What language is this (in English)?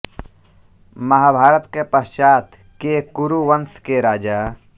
Hindi